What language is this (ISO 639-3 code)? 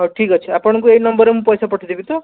ori